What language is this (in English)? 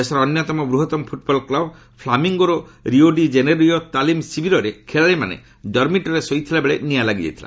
Odia